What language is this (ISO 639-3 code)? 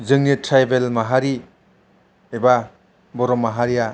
brx